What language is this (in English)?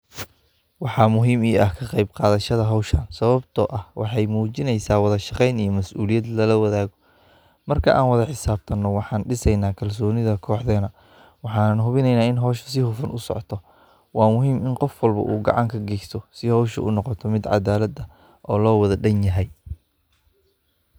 Somali